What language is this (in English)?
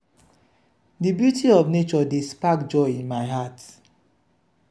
Nigerian Pidgin